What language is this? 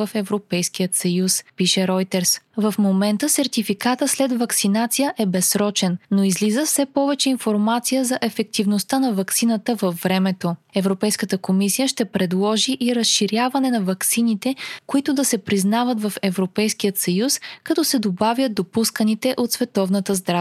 Bulgarian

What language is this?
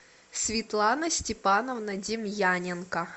Russian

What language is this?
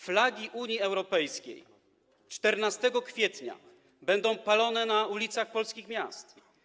Polish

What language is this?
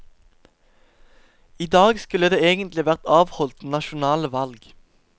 Norwegian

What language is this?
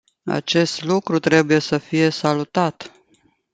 Romanian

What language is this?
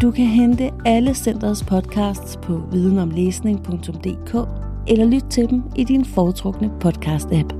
Danish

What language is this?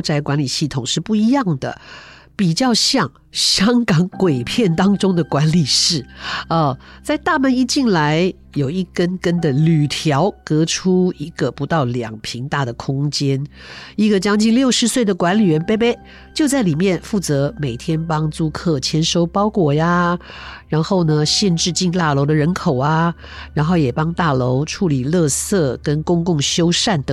Chinese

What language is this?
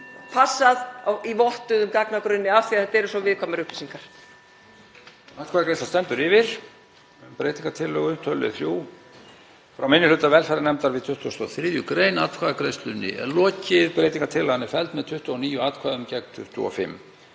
Icelandic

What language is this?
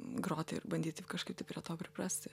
Lithuanian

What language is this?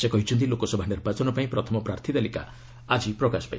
Odia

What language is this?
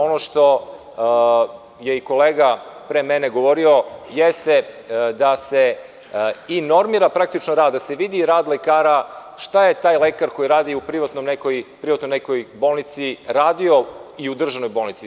Serbian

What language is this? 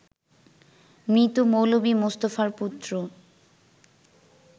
Bangla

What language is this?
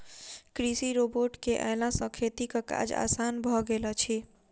Maithili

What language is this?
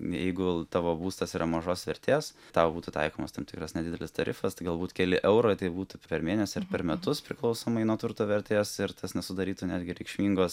Lithuanian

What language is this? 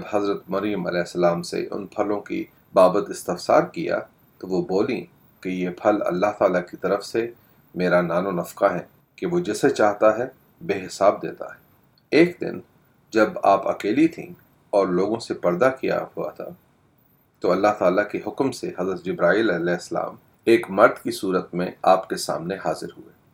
Urdu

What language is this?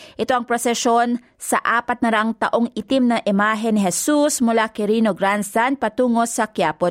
Filipino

